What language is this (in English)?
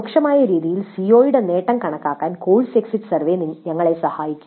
Malayalam